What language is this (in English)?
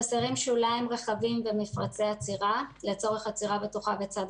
Hebrew